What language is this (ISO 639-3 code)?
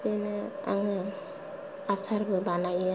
brx